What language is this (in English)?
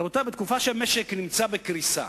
Hebrew